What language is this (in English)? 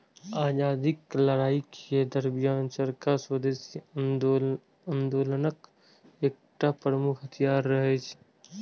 Maithili